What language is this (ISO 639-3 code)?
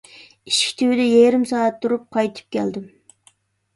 uig